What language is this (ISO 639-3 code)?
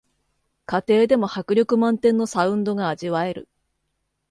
jpn